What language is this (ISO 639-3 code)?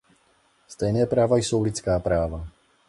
ces